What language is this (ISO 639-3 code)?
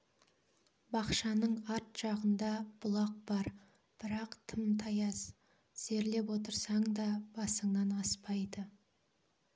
kaz